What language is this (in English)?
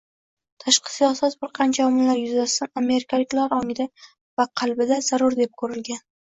Uzbek